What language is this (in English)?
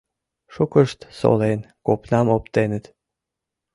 Mari